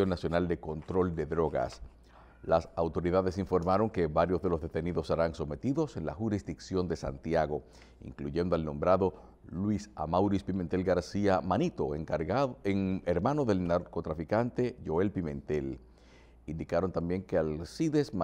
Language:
Spanish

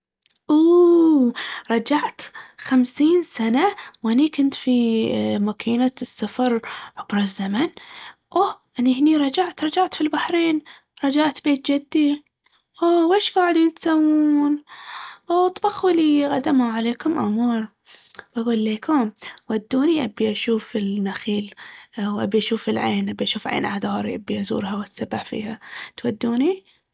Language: Baharna Arabic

